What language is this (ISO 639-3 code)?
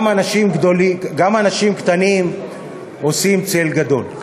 heb